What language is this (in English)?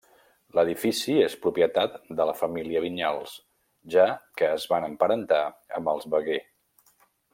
Catalan